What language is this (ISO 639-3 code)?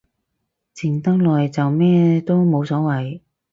yue